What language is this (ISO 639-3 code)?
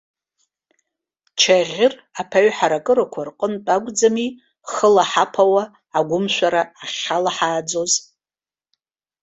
abk